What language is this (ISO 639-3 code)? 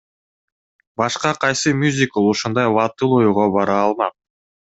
kir